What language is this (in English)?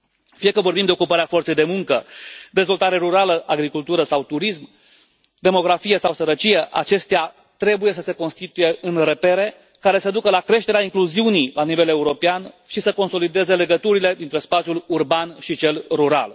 Romanian